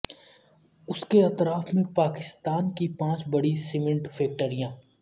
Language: Urdu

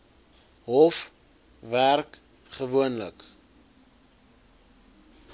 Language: Afrikaans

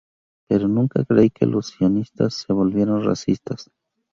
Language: Spanish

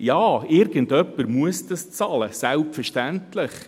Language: Swiss German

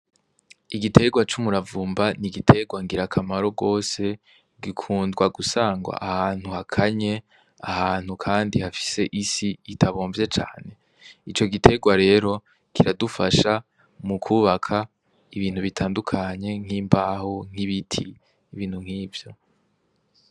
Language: Rundi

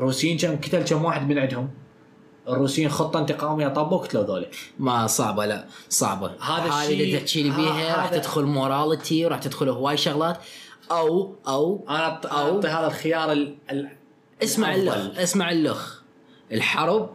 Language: Arabic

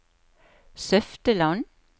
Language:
Norwegian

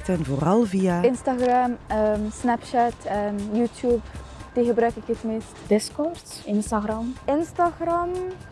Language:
Dutch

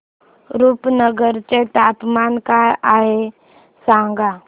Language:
Marathi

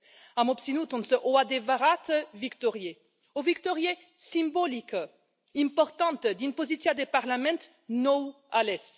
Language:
Romanian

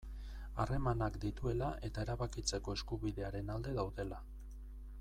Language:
Basque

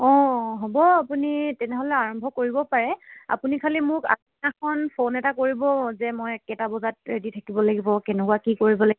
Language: Assamese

